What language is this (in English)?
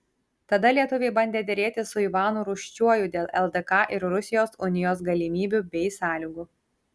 Lithuanian